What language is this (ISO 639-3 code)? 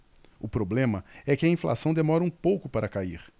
por